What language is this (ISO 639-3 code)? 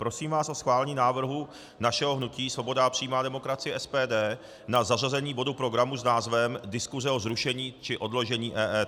ces